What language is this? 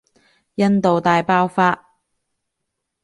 Cantonese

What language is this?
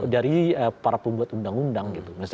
Indonesian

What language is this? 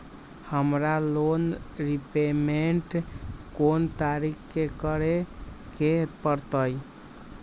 Magahi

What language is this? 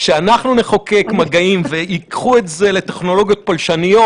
Hebrew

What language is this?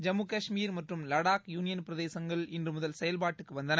Tamil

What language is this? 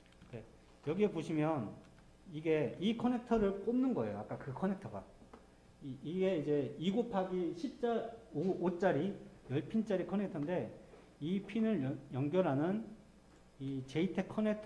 Korean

